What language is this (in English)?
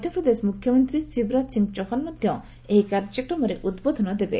Odia